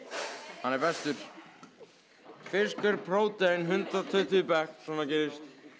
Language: Icelandic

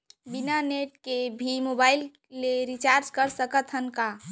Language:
Chhattisgarhi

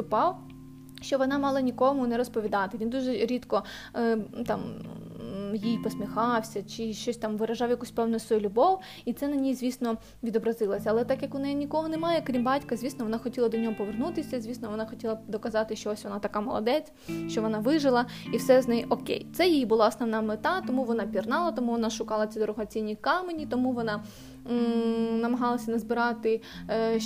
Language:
Ukrainian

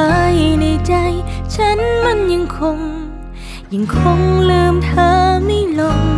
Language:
Thai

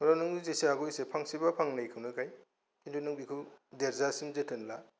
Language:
Bodo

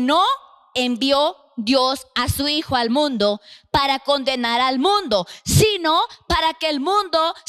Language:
Spanish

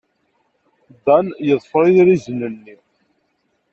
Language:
Kabyle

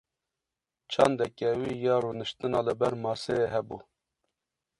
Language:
Kurdish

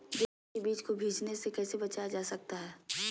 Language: Magahi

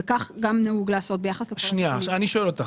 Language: Hebrew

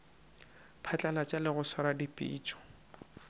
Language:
Northern Sotho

